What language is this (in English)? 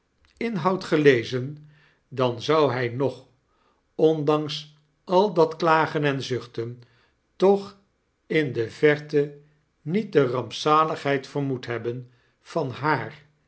Dutch